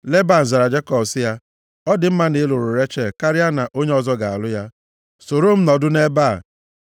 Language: Igbo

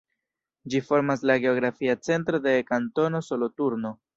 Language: Esperanto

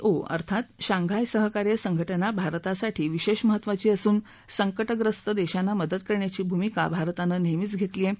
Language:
Marathi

